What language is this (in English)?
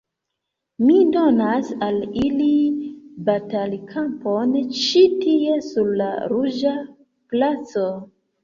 Esperanto